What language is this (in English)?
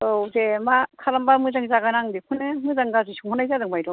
Bodo